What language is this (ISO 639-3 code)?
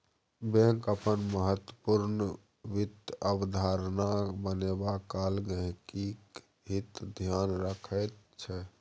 mai